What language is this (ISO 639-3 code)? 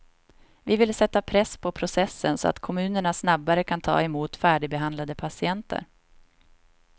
swe